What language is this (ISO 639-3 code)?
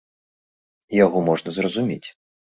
bel